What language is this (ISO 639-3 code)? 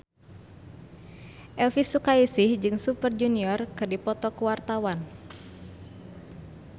sun